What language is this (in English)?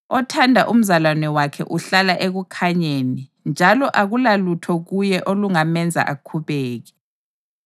North Ndebele